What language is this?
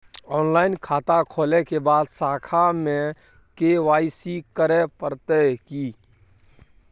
Maithili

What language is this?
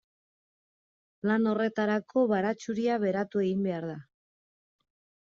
Basque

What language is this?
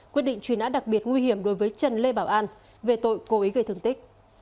Vietnamese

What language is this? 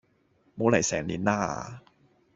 Cantonese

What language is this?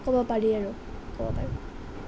Assamese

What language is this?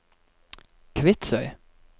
Norwegian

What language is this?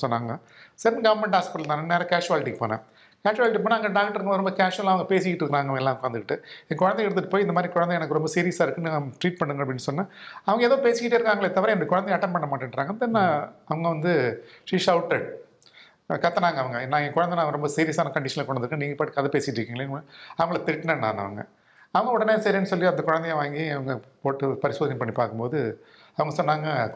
Tamil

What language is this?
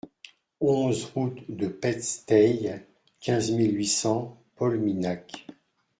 French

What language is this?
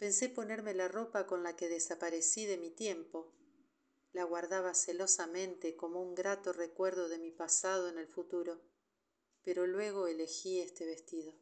Spanish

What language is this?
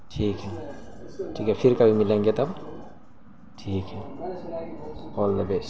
Urdu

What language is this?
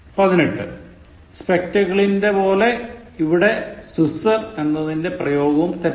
Malayalam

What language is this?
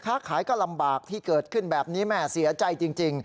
Thai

